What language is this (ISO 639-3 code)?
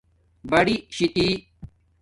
dmk